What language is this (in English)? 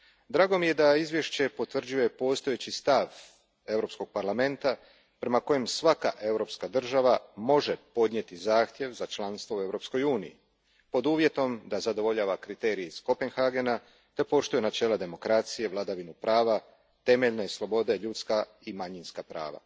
Croatian